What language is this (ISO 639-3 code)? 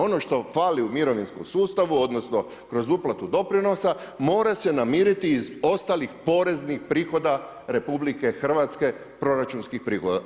hrv